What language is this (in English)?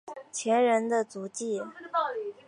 Chinese